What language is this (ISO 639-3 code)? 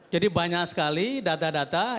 ind